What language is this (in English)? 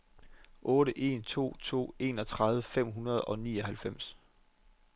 Danish